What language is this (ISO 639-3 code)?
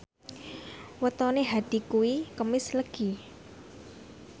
jav